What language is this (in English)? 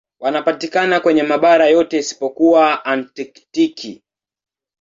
Swahili